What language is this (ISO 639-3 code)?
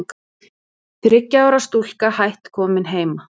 isl